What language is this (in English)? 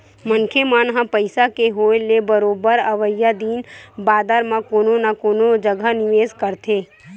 Chhattisgarhi